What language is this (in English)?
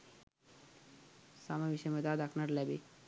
Sinhala